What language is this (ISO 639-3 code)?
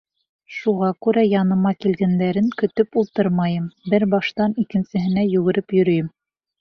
bak